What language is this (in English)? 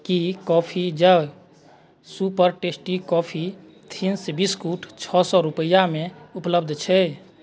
Maithili